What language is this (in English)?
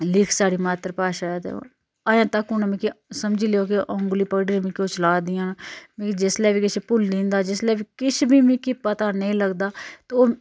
Dogri